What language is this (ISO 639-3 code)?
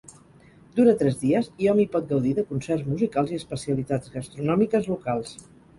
cat